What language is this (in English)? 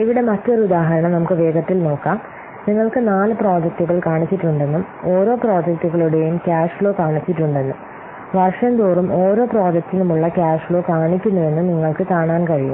Malayalam